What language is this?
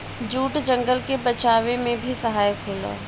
Bhojpuri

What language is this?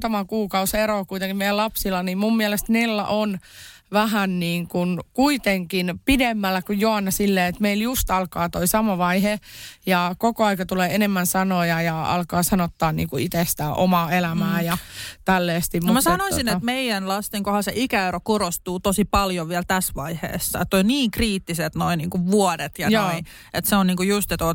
Finnish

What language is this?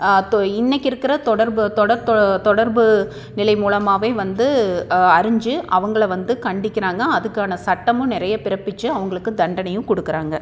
Tamil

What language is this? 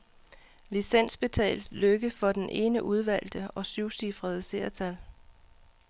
Danish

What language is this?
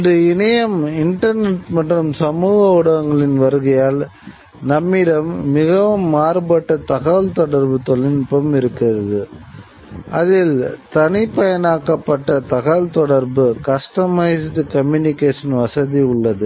Tamil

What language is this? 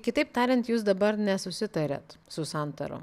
Lithuanian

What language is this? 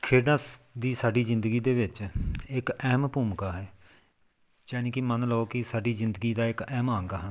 Punjabi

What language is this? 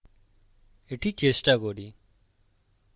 Bangla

